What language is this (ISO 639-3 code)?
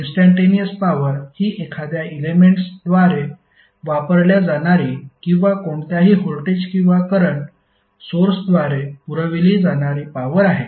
mar